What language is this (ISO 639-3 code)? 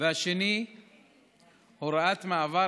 heb